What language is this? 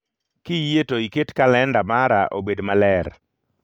Luo (Kenya and Tanzania)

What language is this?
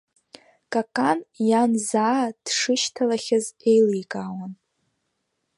Abkhazian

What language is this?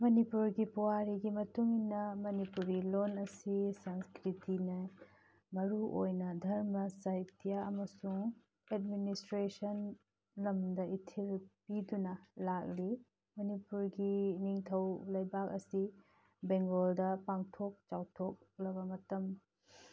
Manipuri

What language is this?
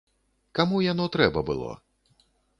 Belarusian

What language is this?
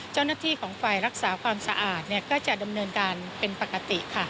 Thai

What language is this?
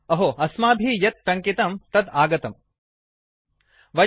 Sanskrit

